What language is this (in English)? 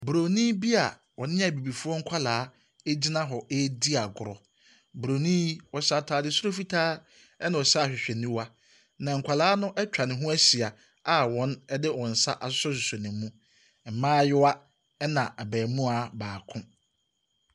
Akan